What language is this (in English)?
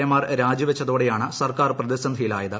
Malayalam